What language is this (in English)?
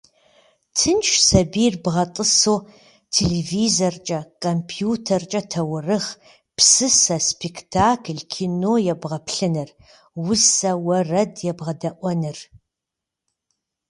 Kabardian